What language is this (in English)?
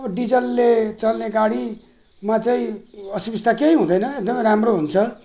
Nepali